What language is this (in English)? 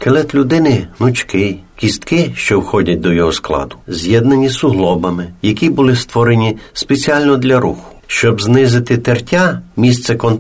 Ukrainian